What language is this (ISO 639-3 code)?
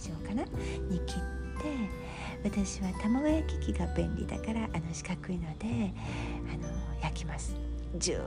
jpn